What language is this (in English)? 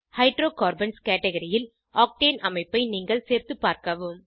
Tamil